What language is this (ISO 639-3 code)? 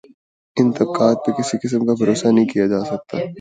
urd